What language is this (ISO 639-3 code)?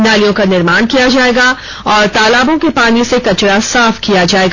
hin